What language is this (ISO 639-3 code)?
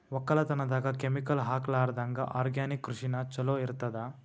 kan